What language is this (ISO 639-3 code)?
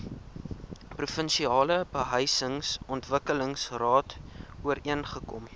afr